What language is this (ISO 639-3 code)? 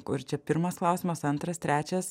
lit